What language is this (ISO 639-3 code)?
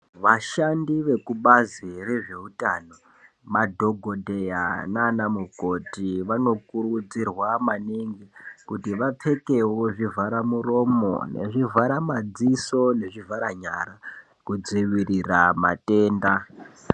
ndc